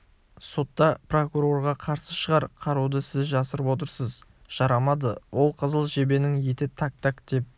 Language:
Kazakh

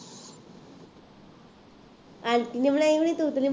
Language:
Punjabi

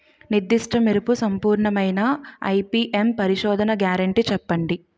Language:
Telugu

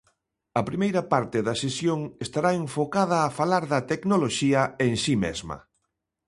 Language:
Galician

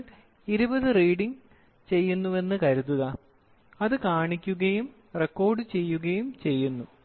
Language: Malayalam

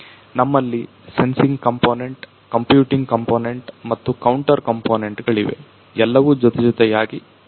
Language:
Kannada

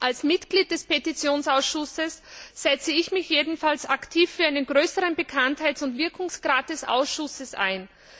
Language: German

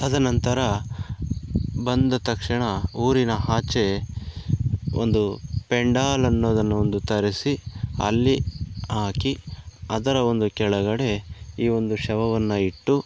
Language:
Kannada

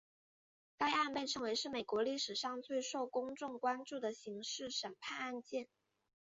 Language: Chinese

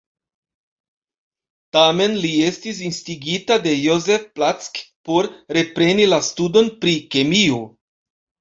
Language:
Esperanto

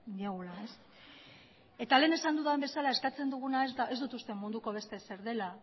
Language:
Basque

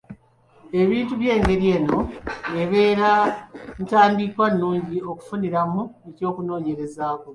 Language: Ganda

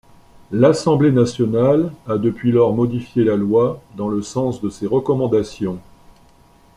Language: French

